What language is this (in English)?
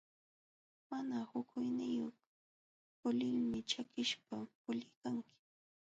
Jauja Wanca Quechua